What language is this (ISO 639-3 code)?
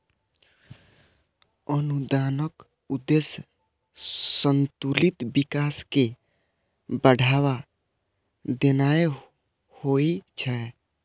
mai